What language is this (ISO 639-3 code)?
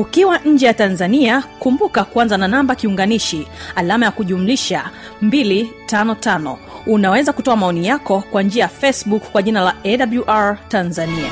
swa